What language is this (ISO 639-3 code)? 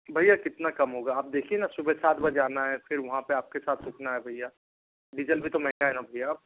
hin